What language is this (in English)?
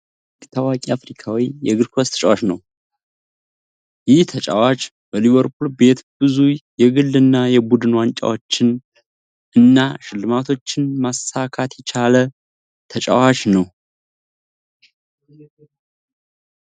Amharic